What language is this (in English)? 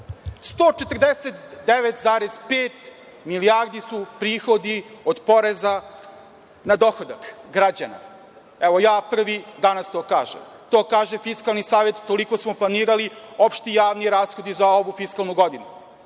Serbian